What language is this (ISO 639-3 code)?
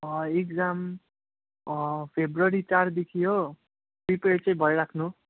nep